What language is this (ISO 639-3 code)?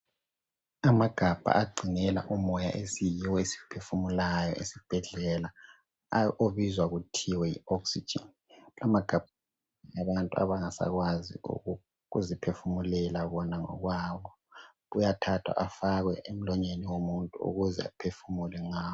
nde